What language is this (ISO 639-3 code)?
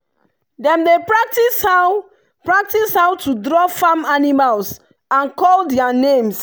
pcm